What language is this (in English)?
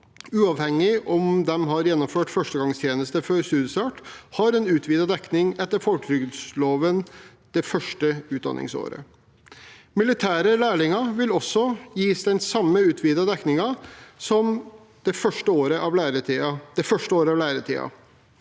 Norwegian